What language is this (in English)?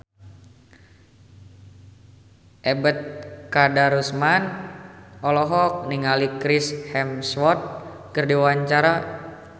Sundanese